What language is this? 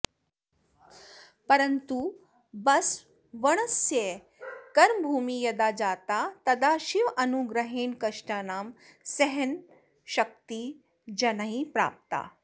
Sanskrit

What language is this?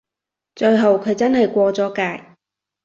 Cantonese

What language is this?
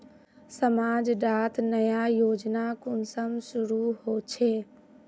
Magahi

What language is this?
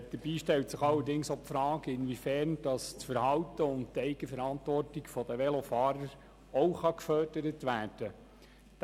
Swiss German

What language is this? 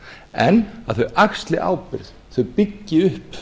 Icelandic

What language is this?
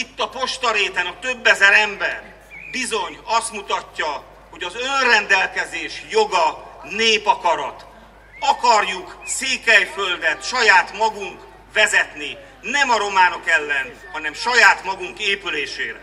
Hungarian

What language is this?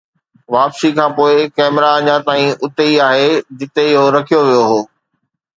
Sindhi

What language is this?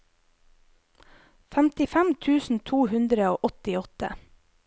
Norwegian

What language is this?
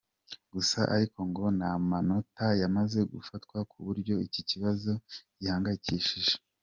Kinyarwanda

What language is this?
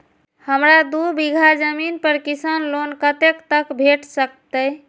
Maithili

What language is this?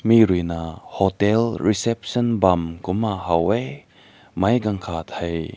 Rongmei Naga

